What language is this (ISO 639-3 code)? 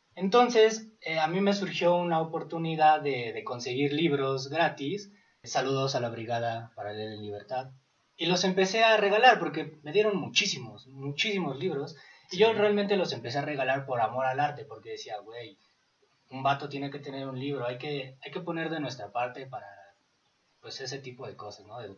spa